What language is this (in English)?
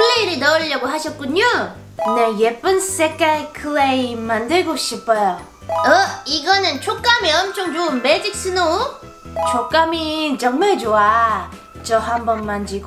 Korean